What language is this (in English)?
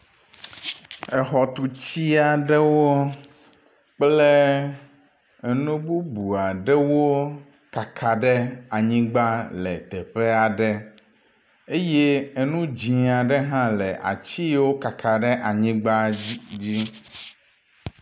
Ewe